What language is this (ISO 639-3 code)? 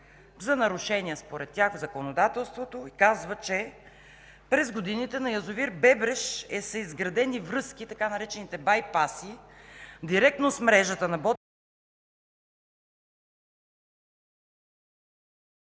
bul